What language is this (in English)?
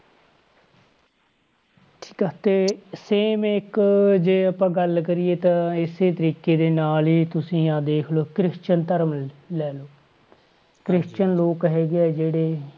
Punjabi